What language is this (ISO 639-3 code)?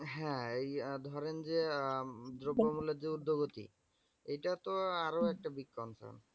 ben